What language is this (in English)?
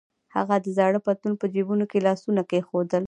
Pashto